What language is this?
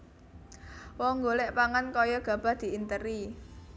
Javanese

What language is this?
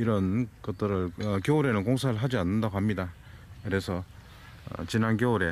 Korean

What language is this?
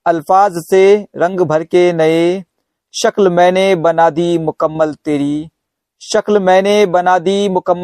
Hindi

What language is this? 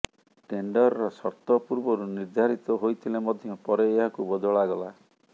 Odia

